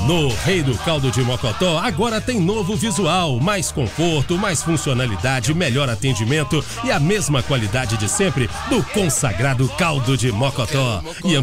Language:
Portuguese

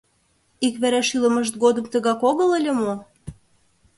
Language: Mari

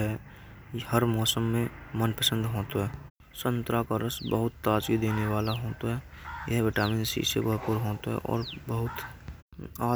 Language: Braj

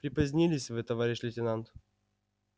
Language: Russian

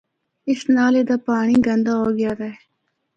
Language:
Northern Hindko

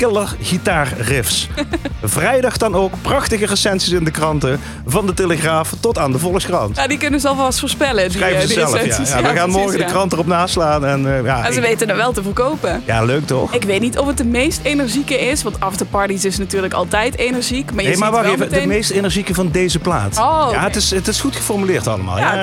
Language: Dutch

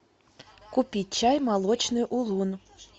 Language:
Russian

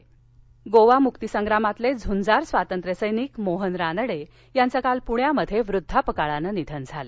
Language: Marathi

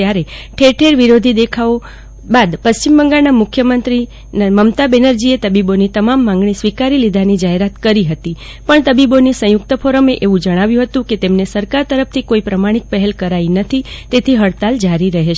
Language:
Gujarati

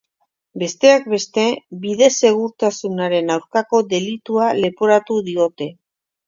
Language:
Basque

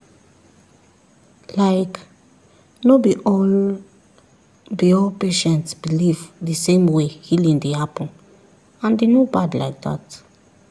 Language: Nigerian Pidgin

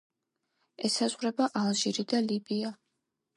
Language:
Georgian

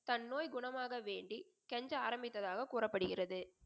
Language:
Tamil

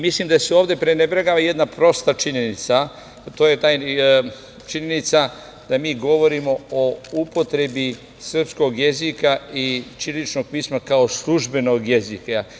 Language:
Serbian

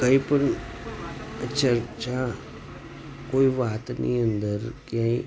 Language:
Gujarati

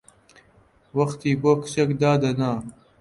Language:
Central Kurdish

